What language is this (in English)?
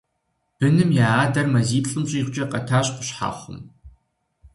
Kabardian